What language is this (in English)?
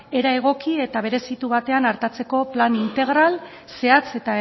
Basque